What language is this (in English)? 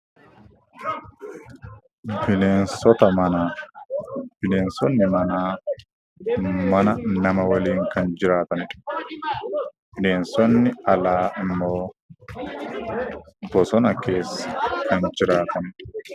Oromo